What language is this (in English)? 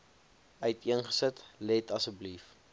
Afrikaans